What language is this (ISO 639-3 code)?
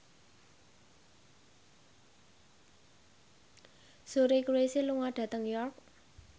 jav